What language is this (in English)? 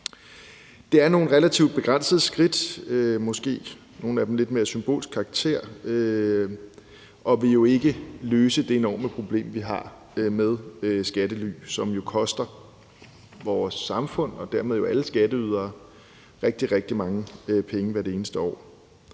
Danish